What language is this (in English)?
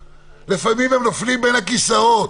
Hebrew